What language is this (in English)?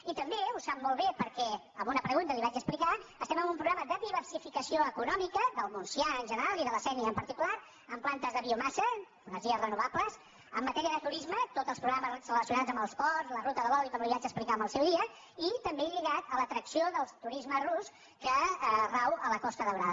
Catalan